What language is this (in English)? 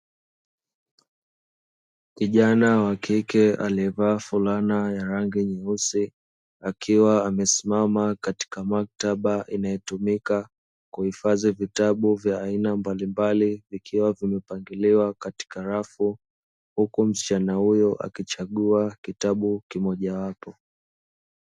Swahili